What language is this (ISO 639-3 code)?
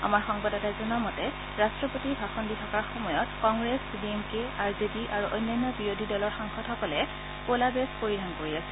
asm